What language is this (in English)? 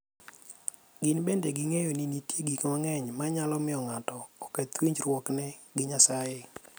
Luo (Kenya and Tanzania)